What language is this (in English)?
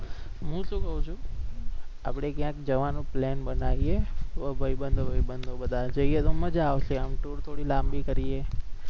Gujarati